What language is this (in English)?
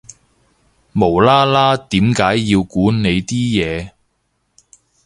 Cantonese